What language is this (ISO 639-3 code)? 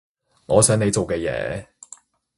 yue